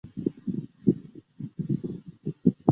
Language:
Chinese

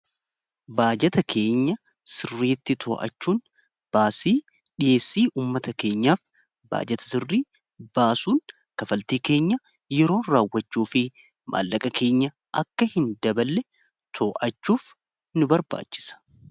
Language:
Oromo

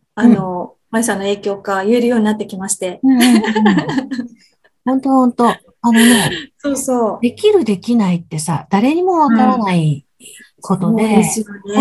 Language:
Japanese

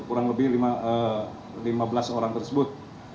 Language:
Indonesian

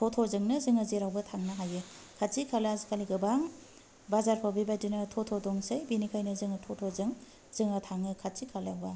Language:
Bodo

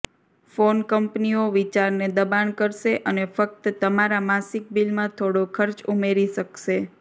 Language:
Gujarati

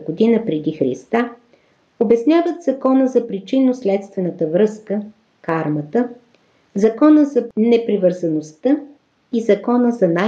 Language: Bulgarian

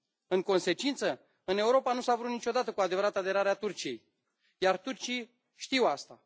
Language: Romanian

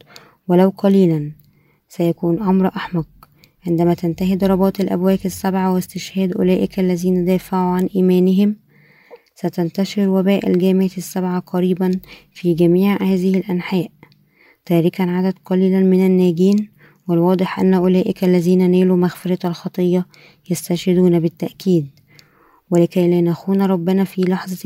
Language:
Arabic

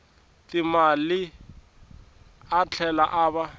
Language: Tsonga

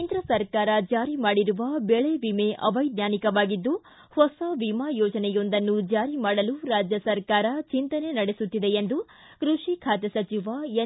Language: Kannada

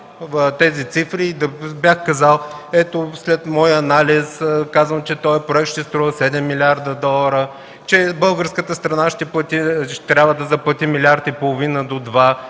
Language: Bulgarian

